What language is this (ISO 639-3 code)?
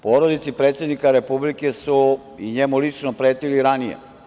srp